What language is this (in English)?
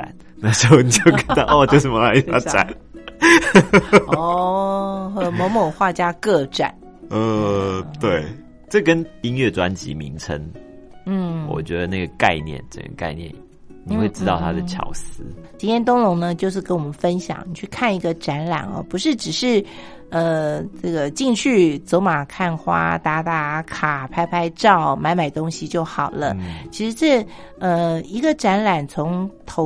Chinese